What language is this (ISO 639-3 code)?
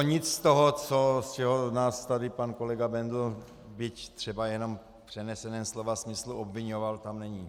ces